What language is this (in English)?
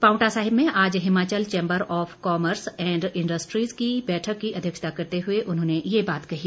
Hindi